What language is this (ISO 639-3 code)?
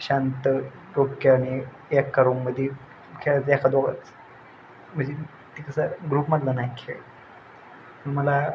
mar